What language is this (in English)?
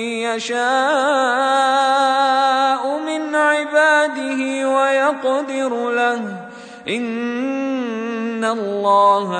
Arabic